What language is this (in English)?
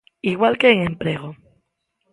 Galician